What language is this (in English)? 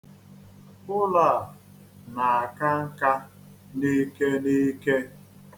Igbo